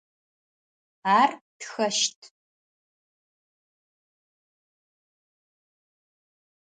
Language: Adyghe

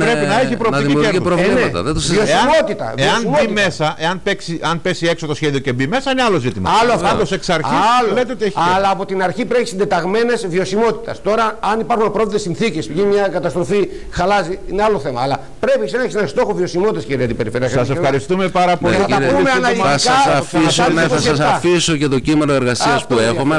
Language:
Greek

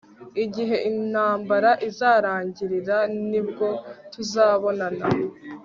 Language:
Kinyarwanda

